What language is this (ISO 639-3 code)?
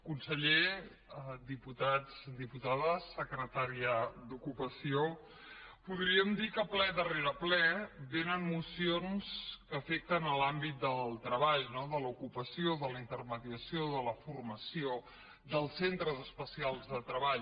cat